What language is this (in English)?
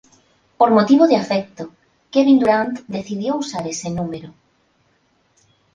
Spanish